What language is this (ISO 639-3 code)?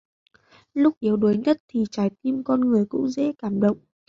vie